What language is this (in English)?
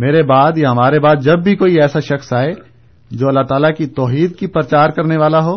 Urdu